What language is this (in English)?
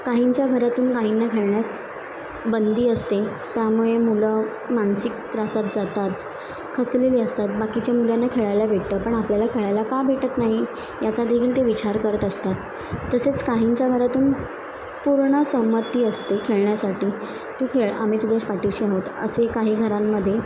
Marathi